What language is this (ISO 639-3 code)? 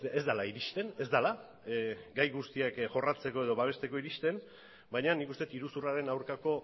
eus